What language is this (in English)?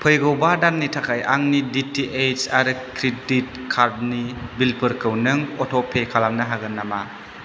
Bodo